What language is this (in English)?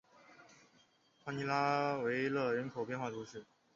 Chinese